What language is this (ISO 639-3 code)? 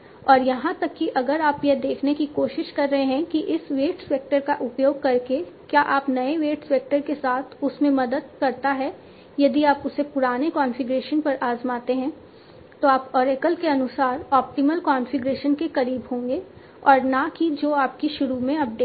hin